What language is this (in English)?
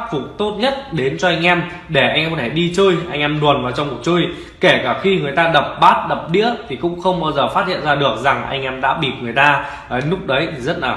Vietnamese